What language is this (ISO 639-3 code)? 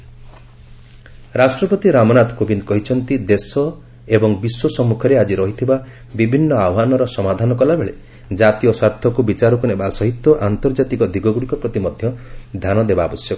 ori